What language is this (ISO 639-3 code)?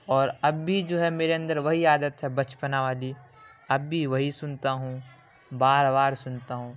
urd